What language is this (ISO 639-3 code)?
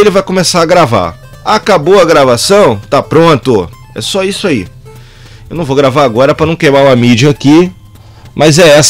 por